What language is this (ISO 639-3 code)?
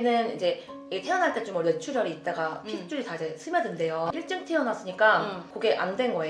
kor